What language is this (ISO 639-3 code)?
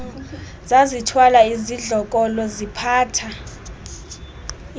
xho